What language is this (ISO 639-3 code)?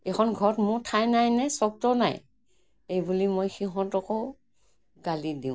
asm